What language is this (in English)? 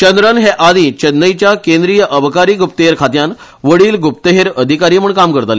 Konkani